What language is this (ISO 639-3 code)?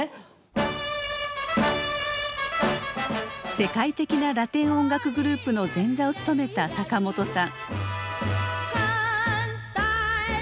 jpn